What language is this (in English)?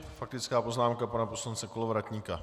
Czech